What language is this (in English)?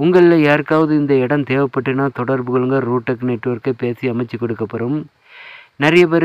Tamil